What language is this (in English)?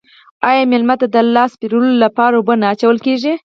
Pashto